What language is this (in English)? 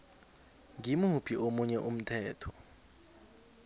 South Ndebele